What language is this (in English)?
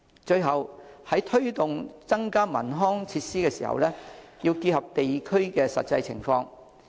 Cantonese